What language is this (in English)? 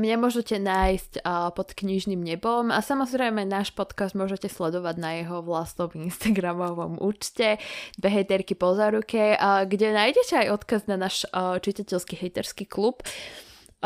Slovak